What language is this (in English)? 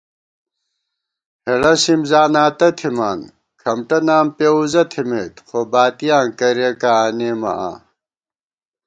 Gawar-Bati